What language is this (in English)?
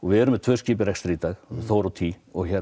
Icelandic